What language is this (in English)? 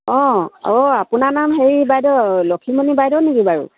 Assamese